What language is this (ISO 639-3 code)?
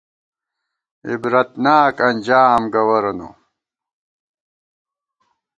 gwt